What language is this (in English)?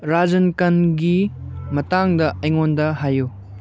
Manipuri